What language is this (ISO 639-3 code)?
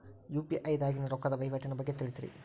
kan